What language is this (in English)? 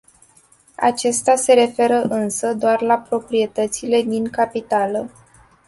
Romanian